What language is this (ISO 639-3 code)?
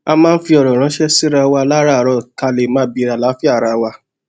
yor